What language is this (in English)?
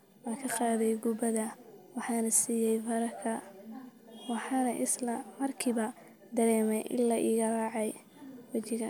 Somali